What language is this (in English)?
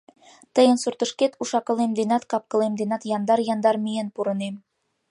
Mari